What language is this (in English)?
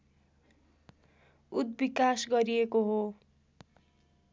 Nepali